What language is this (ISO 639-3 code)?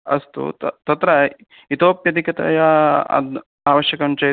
san